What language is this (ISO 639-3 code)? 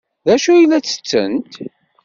kab